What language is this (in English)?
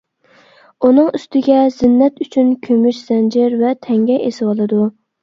Uyghur